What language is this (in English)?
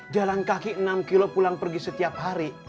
Indonesian